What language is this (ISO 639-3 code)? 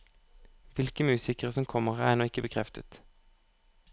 nor